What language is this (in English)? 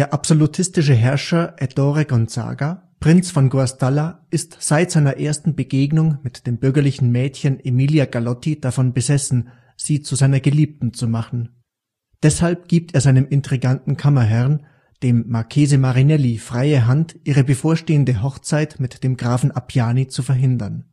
German